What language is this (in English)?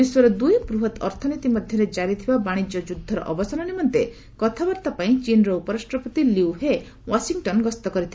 Odia